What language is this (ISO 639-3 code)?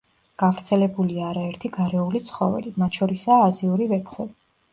kat